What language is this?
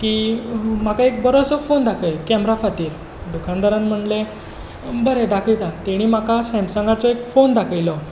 Konkani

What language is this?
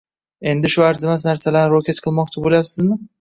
Uzbek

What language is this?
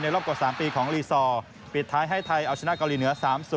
Thai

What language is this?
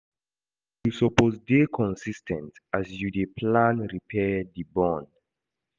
Nigerian Pidgin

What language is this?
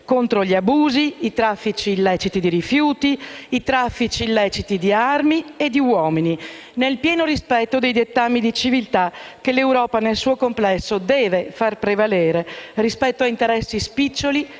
Italian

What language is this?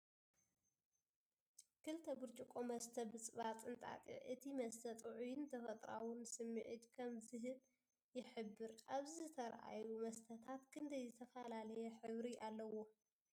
Tigrinya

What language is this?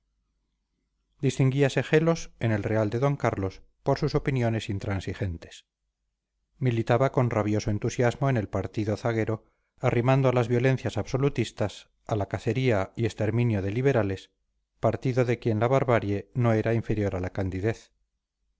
Spanish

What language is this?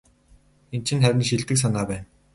Mongolian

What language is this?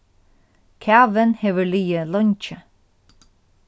Faroese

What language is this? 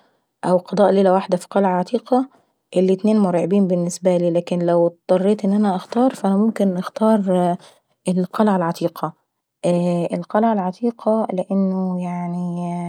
Saidi Arabic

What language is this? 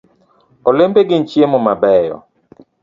Luo (Kenya and Tanzania)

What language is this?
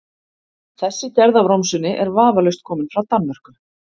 Icelandic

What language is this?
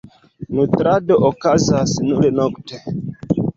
Esperanto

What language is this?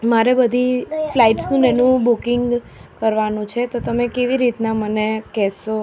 Gujarati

